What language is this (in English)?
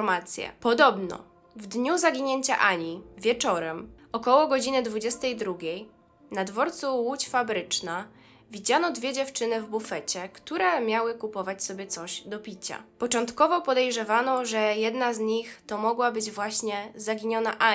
Polish